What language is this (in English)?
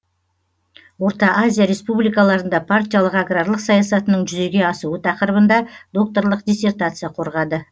Kazakh